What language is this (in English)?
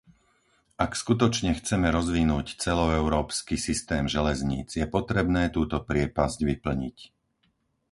Slovak